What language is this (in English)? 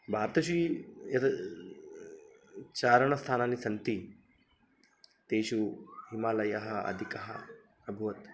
Sanskrit